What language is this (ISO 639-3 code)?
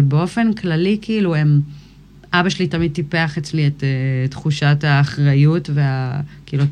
heb